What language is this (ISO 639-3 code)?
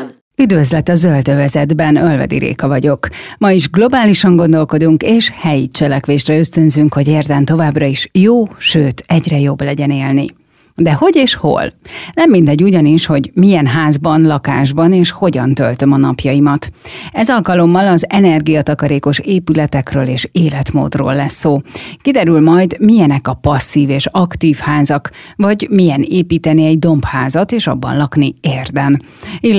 hun